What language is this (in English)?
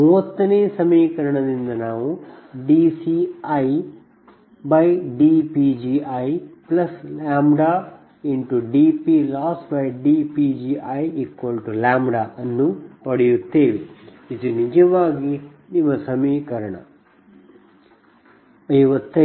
Kannada